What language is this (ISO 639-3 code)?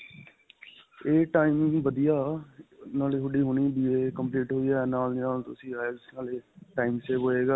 pan